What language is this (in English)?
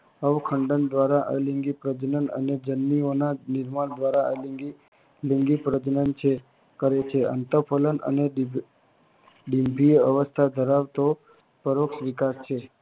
Gujarati